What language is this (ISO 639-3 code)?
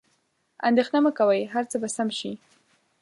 pus